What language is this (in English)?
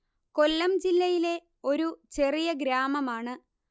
Malayalam